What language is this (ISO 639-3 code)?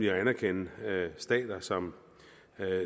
dan